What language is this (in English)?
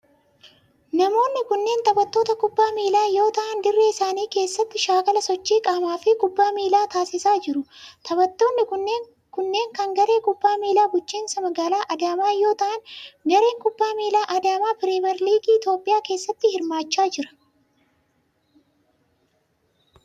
Oromo